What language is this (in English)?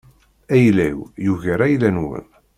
Kabyle